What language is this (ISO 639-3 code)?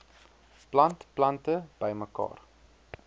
afr